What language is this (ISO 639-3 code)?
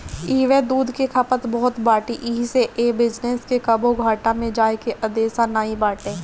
bho